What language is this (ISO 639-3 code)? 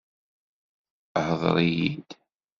kab